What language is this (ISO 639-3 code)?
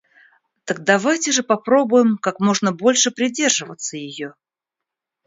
rus